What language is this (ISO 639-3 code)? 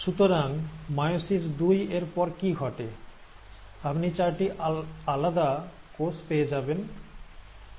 ben